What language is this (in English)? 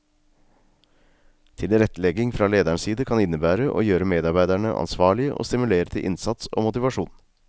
Norwegian